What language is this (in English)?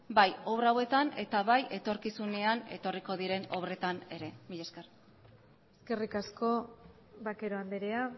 Basque